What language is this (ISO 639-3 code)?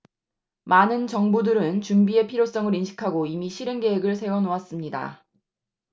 kor